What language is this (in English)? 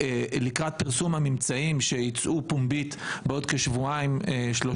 Hebrew